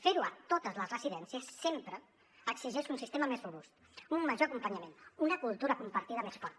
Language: Catalan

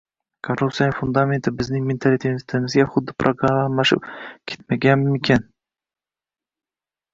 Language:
Uzbek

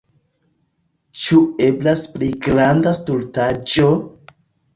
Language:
Esperanto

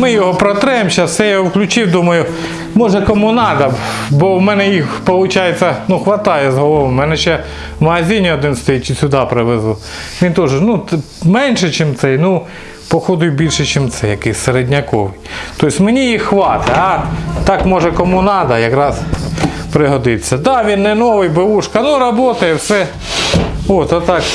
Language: Russian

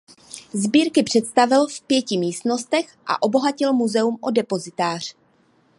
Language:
Czech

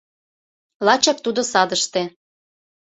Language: Mari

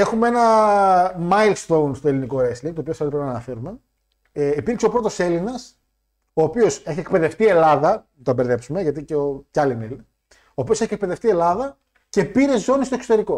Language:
Greek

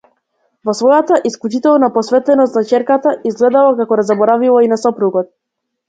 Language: Macedonian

